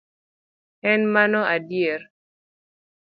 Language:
Luo (Kenya and Tanzania)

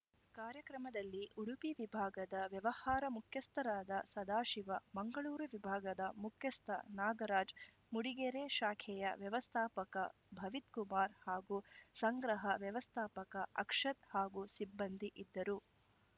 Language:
Kannada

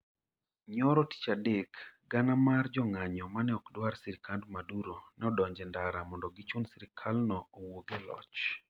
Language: Luo (Kenya and Tanzania)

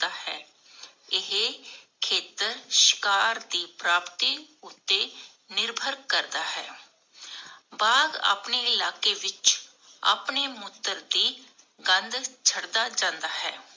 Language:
Punjabi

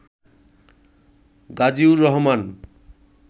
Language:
Bangla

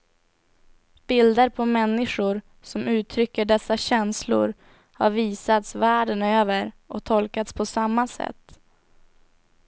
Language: Swedish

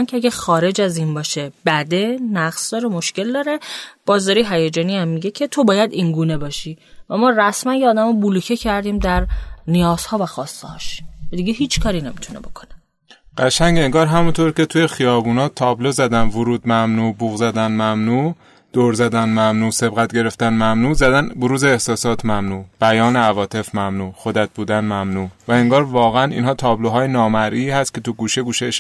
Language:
Persian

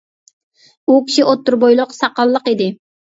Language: Uyghur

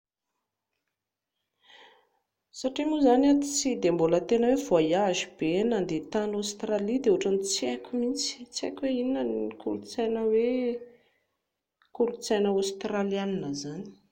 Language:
Malagasy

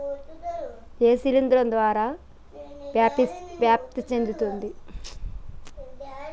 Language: Telugu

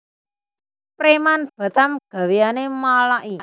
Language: Javanese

